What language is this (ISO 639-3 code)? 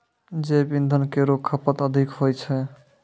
mai